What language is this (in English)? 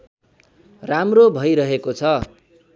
Nepali